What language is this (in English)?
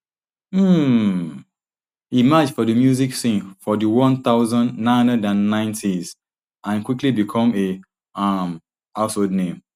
Nigerian Pidgin